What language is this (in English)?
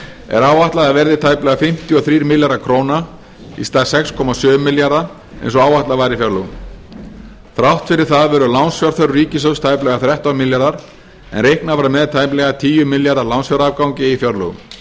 Icelandic